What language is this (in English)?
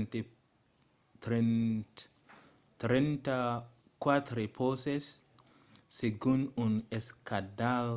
Occitan